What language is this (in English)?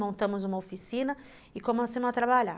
Portuguese